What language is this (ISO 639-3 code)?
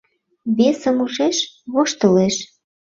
chm